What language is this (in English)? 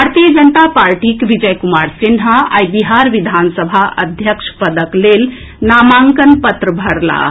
Maithili